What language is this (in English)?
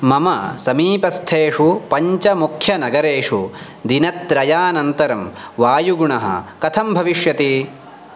Sanskrit